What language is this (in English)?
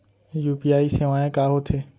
Chhattisgarhi